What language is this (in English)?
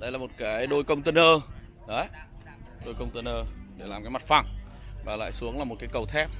Vietnamese